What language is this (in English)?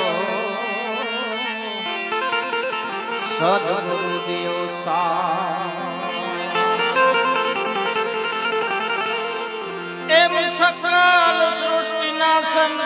Gujarati